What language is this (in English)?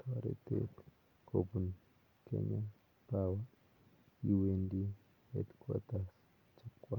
Kalenjin